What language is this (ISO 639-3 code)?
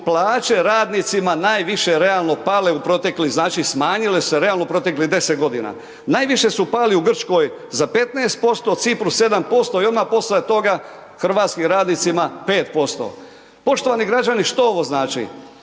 hrv